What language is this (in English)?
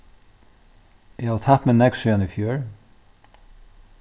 Faroese